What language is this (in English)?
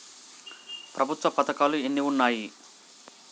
Telugu